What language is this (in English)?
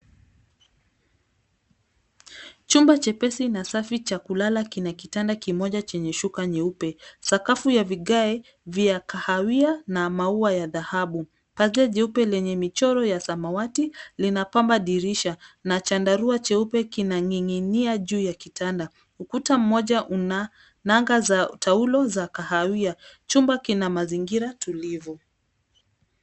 Swahili